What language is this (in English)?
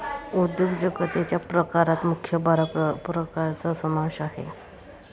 Marathi